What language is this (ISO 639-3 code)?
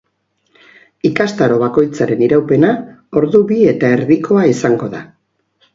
eus